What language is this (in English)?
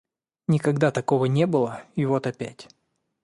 Russian